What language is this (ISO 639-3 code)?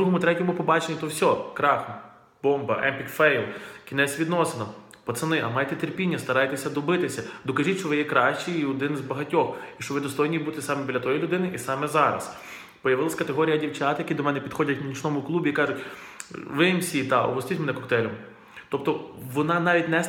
rus